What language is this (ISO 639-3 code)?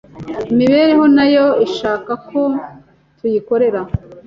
kin